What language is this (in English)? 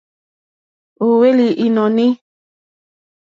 Mokpwe